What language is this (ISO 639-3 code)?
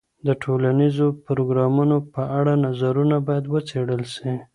pus